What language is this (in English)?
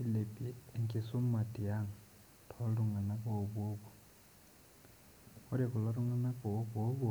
Masai